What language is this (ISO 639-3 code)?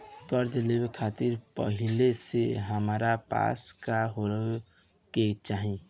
bho